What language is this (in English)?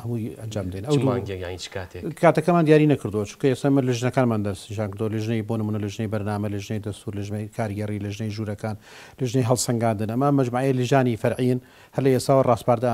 Dutch